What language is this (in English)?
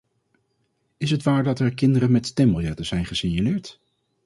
Dutch